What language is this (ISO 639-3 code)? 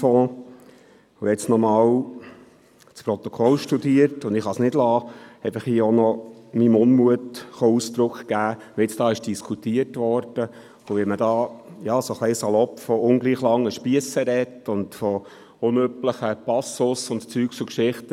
gsw